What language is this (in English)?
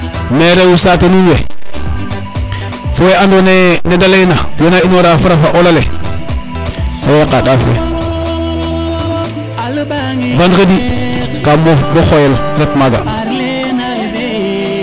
Serer